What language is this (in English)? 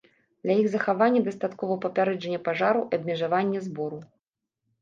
Belarusian